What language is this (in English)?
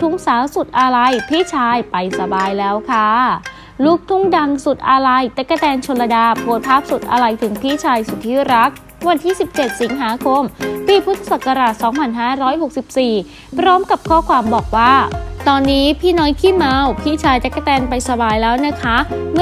Thai